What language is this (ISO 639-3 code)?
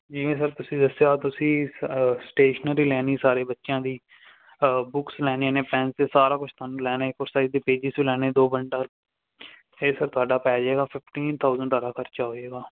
pan